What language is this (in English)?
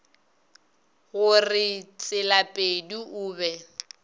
Northern Sotho